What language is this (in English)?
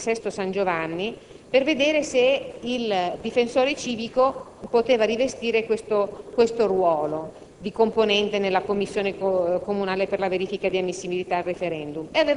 Italian